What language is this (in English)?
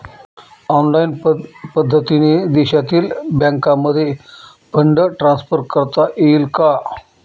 Marathi